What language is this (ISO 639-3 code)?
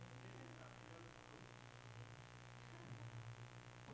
dan